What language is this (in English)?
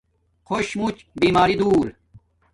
Domaaki